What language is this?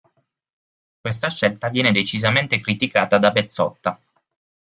Italian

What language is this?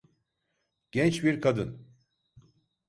Turkish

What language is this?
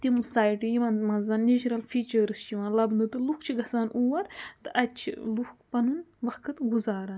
Kashmiri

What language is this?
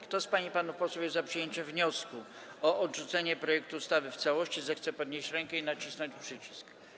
Polish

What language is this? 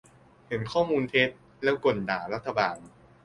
Thai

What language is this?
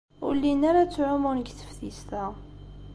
Kabyle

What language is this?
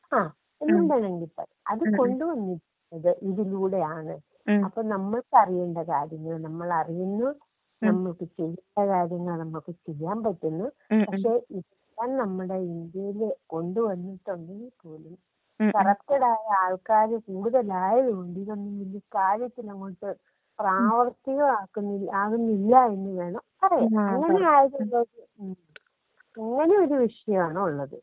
Malayalam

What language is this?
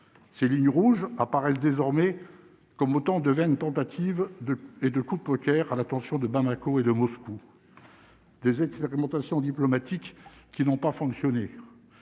French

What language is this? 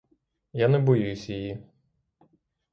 Ukrainian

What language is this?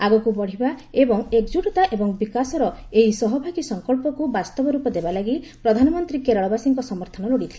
Odia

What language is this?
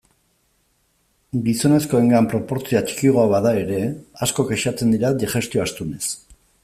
Basque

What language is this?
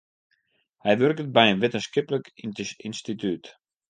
Western Frisian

